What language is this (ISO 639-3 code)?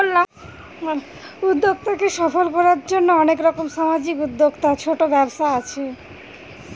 ben